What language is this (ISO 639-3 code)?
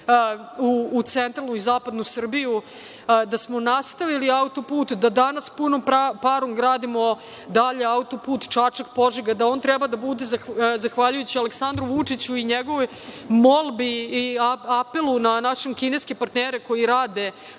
srp